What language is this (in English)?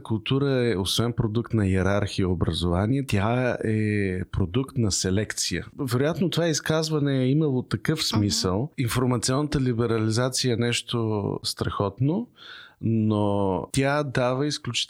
Bulgarian